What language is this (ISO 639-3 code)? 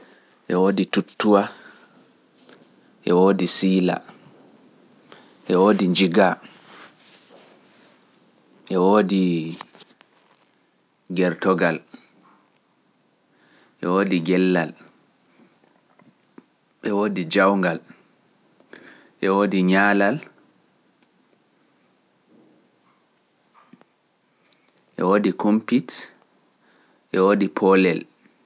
fuf